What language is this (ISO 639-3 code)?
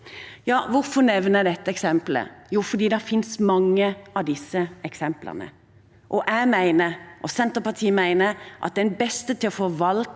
nor